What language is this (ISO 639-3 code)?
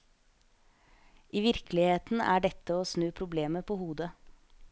nor